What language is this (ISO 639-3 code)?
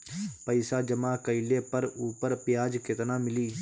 bho